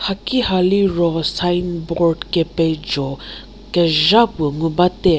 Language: Angami Naga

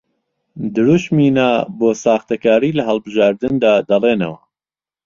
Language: Central Kurdish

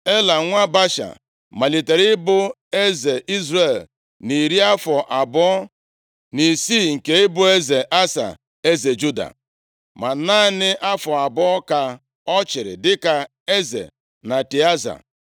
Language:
Igbo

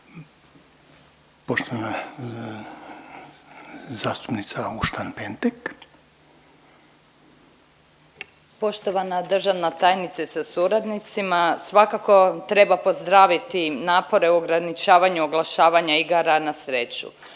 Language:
Croatian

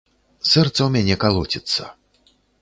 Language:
Belarusian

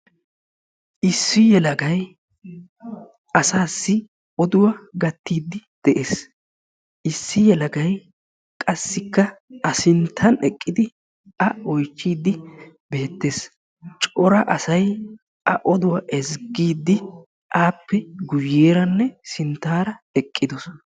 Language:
Wolaytta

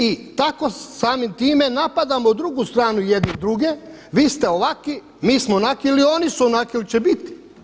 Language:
Croatian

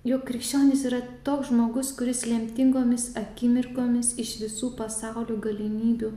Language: Lithuanian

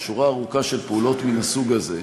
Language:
Hebrew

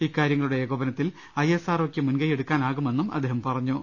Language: Malayalam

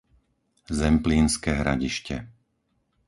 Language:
Slovak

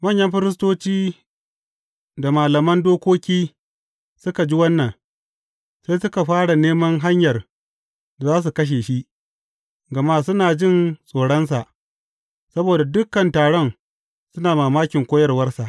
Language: Hausa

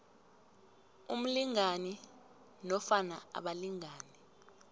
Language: South Ndebele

